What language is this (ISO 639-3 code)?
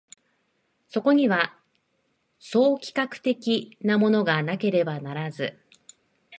jpn